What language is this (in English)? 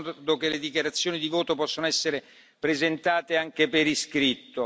Italian